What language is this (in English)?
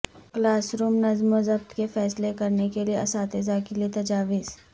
Urdu